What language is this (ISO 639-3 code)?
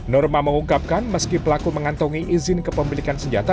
ind